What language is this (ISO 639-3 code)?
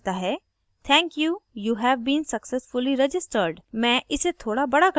hin